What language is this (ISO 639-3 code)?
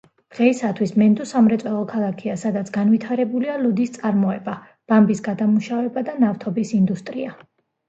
kat